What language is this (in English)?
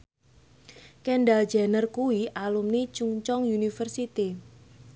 Javanese